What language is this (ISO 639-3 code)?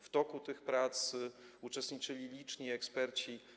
pol